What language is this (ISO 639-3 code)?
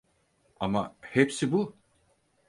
tur